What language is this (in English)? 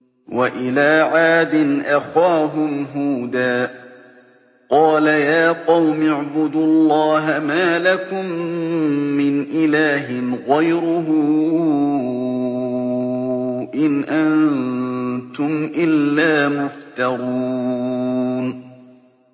Arabic